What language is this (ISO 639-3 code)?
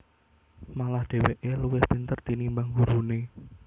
jav